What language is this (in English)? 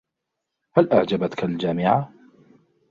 Arabic